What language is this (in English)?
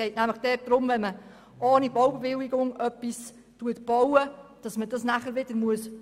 Swiss German